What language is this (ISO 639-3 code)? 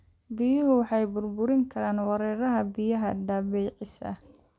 som